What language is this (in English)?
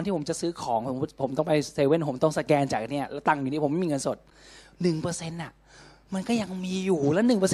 Thai